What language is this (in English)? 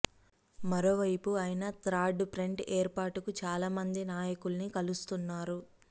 Telugu